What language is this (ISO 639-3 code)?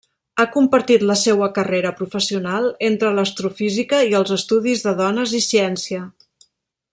cat